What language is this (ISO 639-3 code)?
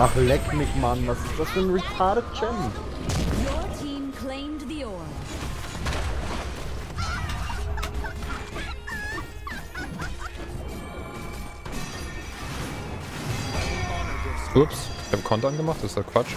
deu